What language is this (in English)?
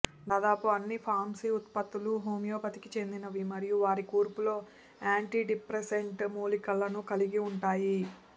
Telugu